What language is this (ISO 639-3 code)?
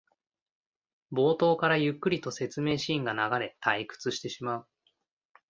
jpn